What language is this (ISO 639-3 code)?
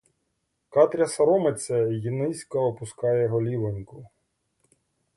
ukr